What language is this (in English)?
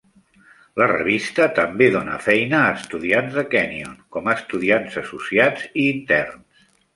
Catalan